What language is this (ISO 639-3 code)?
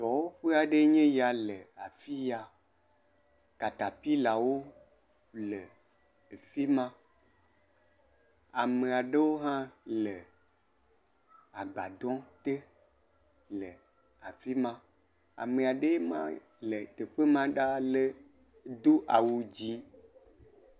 ewe